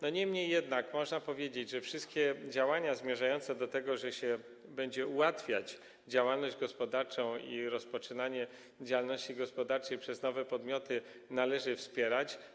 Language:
Polish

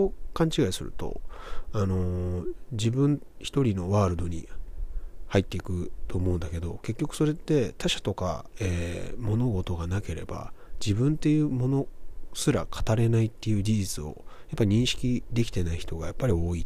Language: Japanese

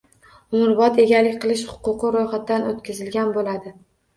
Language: Uzbek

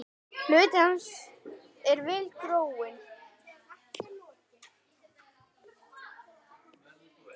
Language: Icelandic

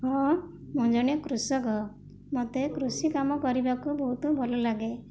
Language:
Odia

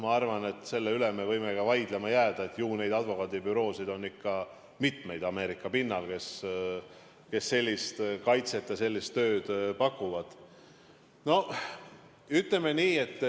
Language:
Estonian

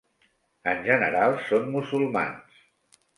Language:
Catalan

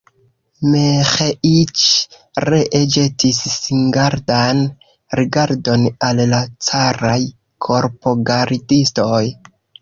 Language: Esperanto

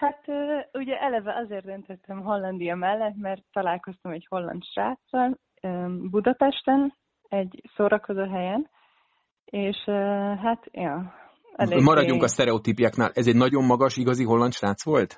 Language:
Hungarian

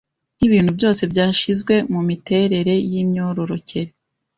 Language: Kinyarwanda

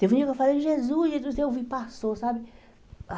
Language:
Portuguese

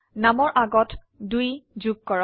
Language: Assamese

